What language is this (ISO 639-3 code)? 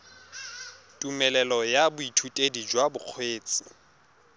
tsn